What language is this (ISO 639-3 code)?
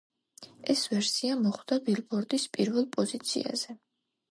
kat